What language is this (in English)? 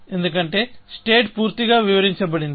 Telugu